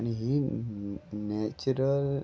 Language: Konkani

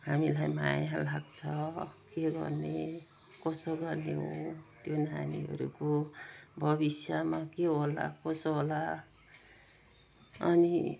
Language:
Nepali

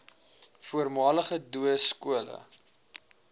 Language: Afrikaans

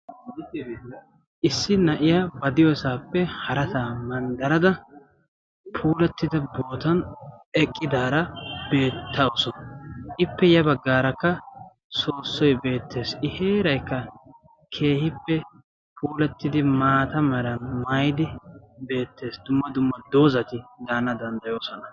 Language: Wolaytta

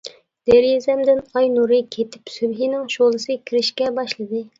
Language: Uyghur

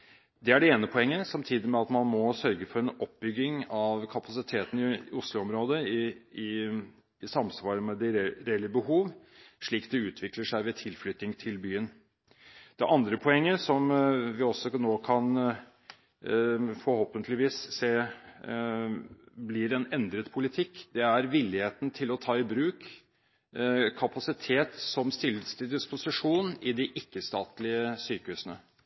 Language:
Norwegian Bokmål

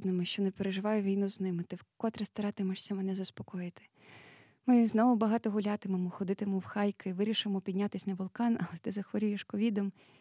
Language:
Ukrainian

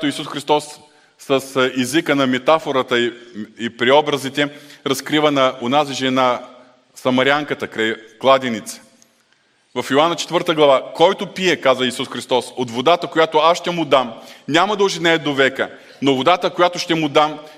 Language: Bulgarian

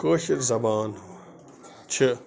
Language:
Kashmiri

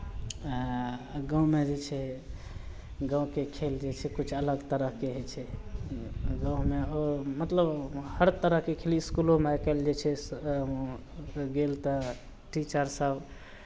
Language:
Maithili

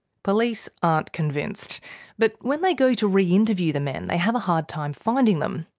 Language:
English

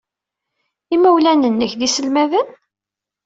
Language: Kabyle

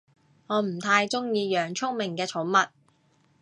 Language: Cantonese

